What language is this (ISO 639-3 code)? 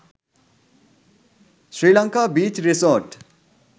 sin